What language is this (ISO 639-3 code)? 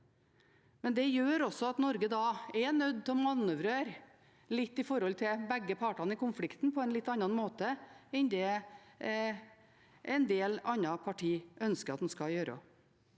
nor